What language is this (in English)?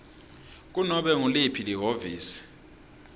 Swati